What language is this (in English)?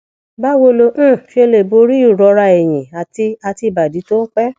Yoruba